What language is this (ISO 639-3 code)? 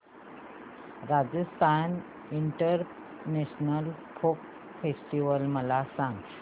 mar